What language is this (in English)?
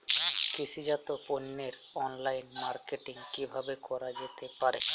Bangla